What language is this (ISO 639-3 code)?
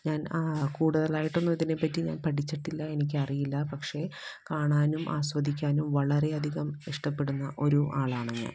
mal